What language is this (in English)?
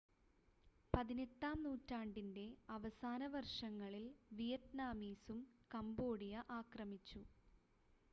Malayalam